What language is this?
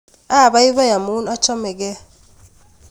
Kalenjin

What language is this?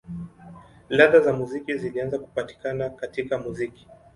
Swahili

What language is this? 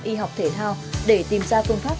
Vietnamese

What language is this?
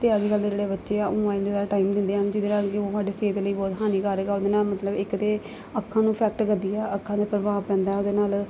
Punjabi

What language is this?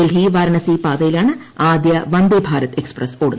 Malayalam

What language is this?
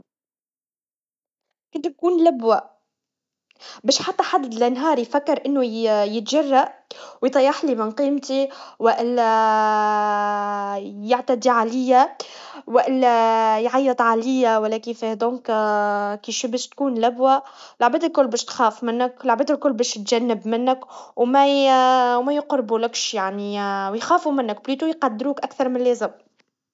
Tunisian Arabic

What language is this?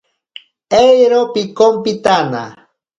Ashéninka Perené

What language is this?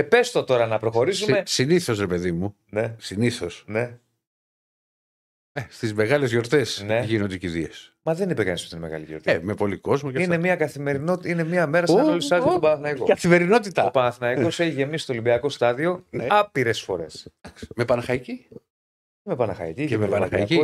Greek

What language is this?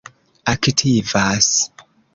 Esperanto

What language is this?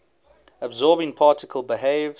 English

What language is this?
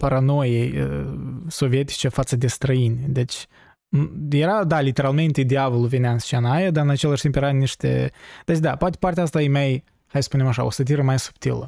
Romanian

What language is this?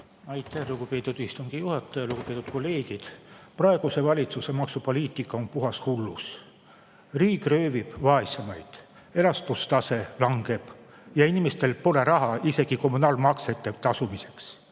Estonian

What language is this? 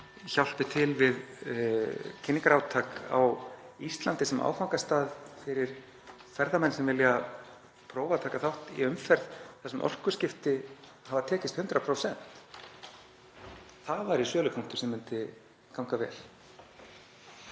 Icelandic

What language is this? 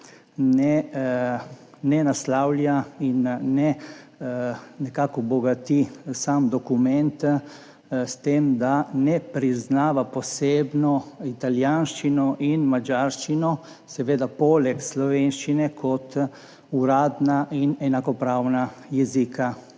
Slovenian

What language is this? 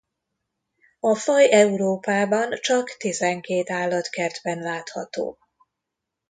Hungarian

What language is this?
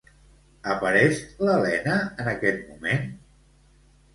Catalan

